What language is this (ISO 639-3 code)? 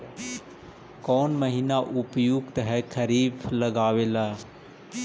mag